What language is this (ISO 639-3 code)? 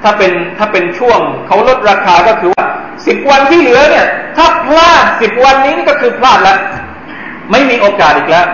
tha